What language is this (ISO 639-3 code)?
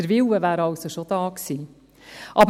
gsw